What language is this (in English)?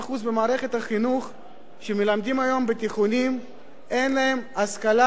Hebrew